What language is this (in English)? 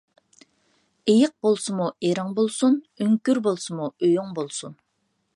Uyghur